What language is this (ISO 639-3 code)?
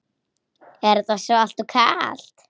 isl